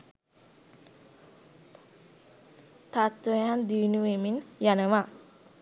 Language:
Sinhala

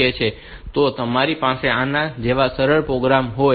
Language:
Gujarati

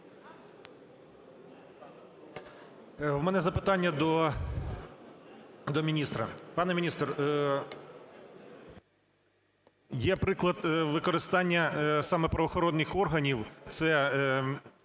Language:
Ukrainian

